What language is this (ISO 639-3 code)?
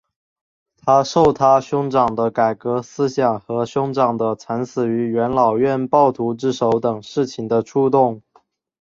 zho